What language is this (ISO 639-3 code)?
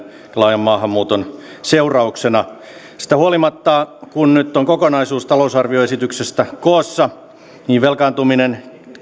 fin